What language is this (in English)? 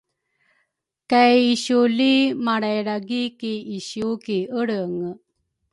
Rukai